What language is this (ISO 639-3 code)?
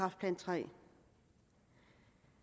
dan